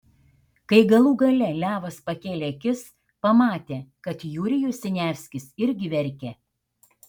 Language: Lithuanian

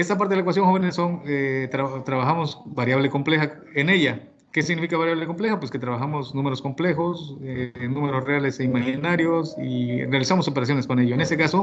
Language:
Spanish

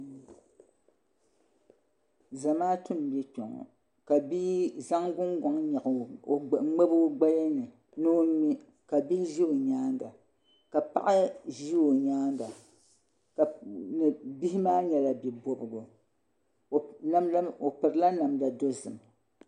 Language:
Dagbani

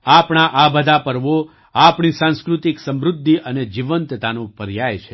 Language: Gujarati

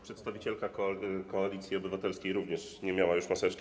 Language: Polish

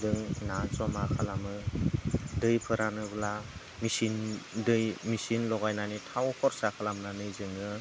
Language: Bodo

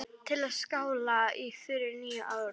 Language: Icelandic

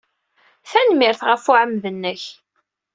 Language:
Kabyle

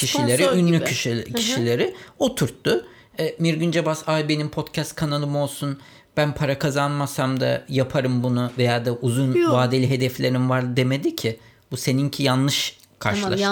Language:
Turkish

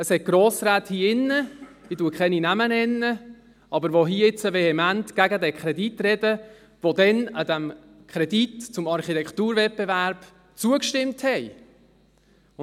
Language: Swiss German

